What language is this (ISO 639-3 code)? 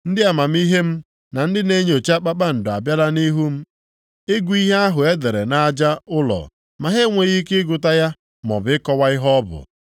ibo